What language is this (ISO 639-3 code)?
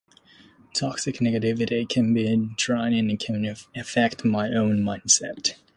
eng